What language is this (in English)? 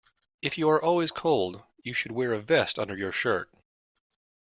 English